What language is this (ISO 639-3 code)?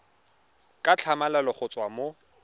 tsn